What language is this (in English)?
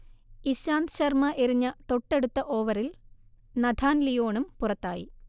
Malayalam